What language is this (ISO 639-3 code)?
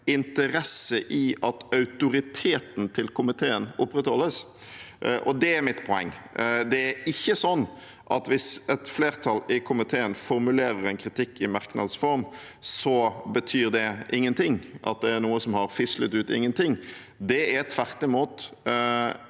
nor